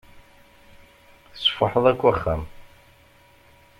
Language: Kabyle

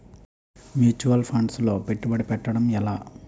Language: Telugu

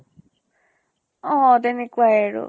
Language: Assamese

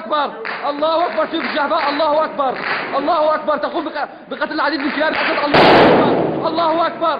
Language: Arabic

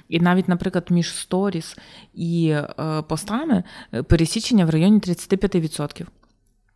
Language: Ukrainian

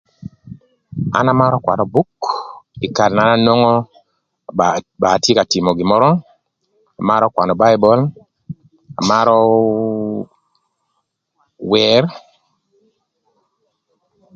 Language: Thur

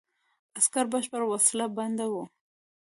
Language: Pashto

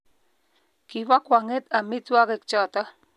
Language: Kalenjin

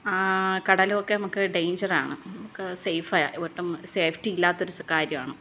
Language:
Malayalam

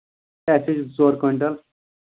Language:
Kashmiri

